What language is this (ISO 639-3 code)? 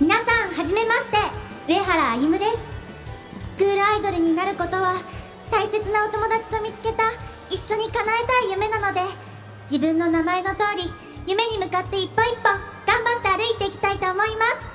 jpn